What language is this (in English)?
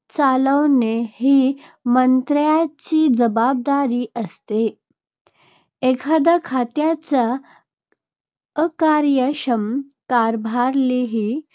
Marathi